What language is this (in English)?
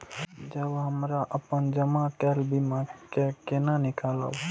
Maithili